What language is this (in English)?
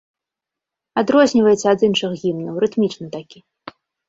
Belarusian